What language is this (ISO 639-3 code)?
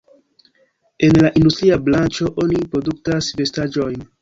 epo